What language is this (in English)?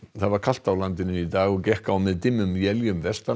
Icelandic